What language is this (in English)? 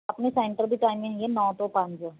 Punjabi